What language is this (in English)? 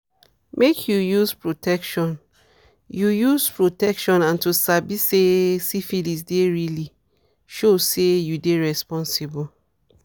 Nigerian Pidgin